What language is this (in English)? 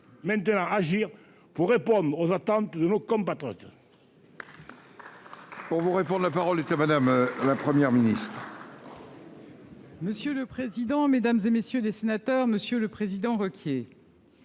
French